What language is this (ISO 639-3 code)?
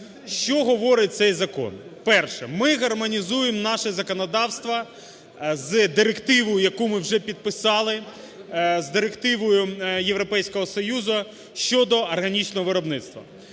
ukr